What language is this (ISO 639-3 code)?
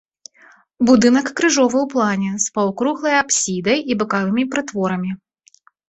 bel